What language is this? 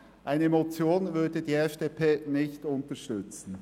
Swiss German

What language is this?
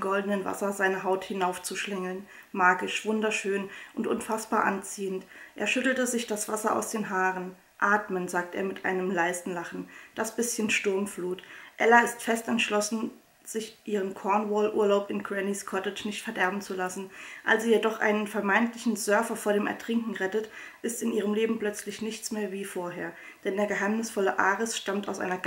German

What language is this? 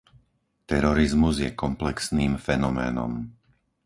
Slovak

